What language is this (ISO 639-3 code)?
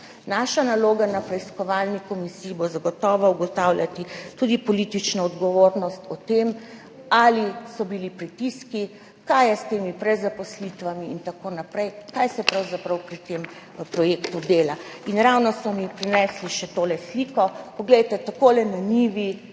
slv